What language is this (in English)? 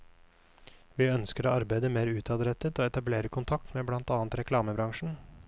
Norwegian